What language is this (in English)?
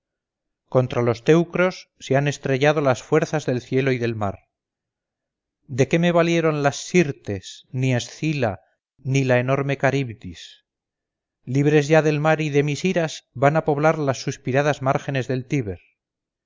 Spanish